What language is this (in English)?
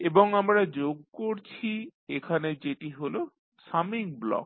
Bangla